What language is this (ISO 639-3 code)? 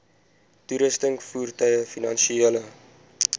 afr